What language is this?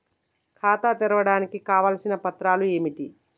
Telugu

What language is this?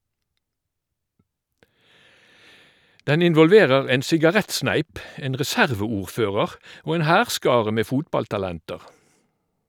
Norwegian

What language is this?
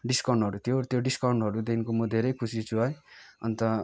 Nepali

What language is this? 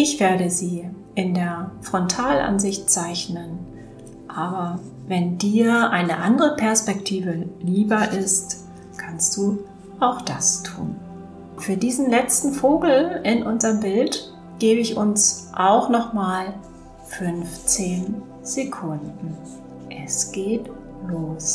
German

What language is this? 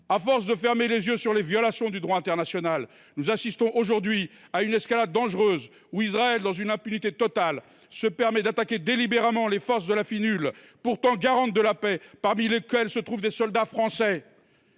French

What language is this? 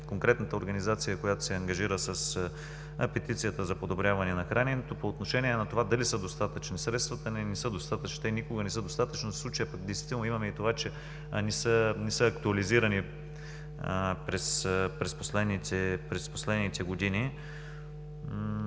Bulgarian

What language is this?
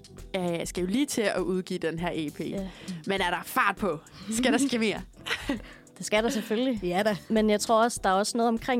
Danish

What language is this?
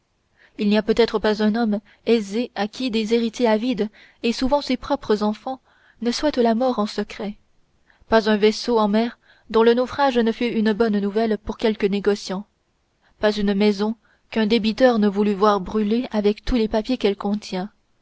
French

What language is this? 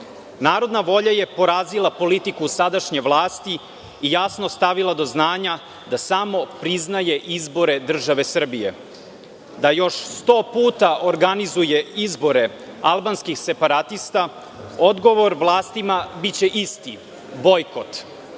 Serbian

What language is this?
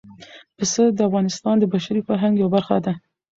Pashto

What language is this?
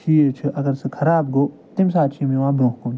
Kashmiri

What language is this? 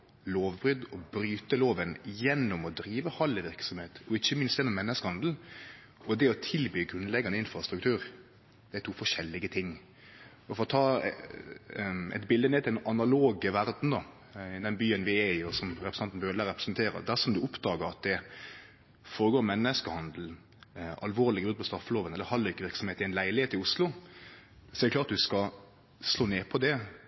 Norwegian Nynorsk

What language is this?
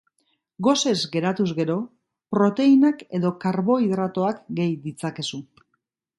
Basque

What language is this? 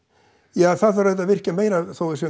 Icelandic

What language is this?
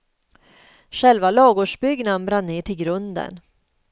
Swedish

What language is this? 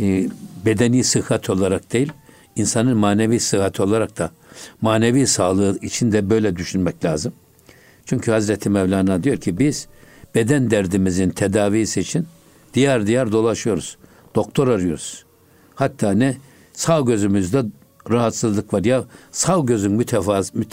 Turkish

